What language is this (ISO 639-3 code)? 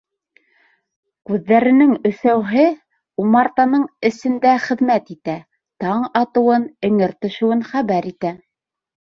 bak